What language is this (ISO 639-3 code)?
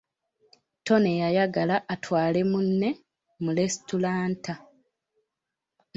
lug